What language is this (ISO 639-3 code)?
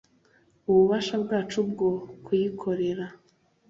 kin